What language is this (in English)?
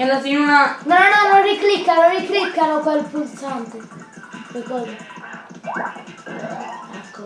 Italian